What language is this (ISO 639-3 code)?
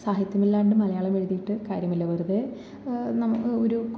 mal